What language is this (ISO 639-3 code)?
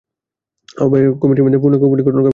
ben